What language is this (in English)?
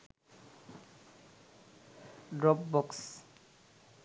Sinhala